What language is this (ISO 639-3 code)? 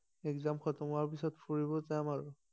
asm